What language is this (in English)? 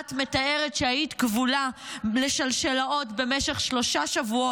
Hebrew